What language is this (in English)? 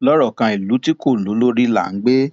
Yoruba